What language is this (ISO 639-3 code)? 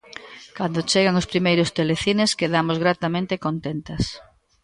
glg